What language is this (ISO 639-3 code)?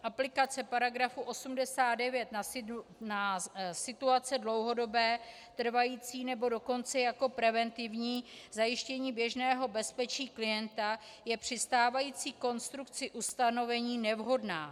ces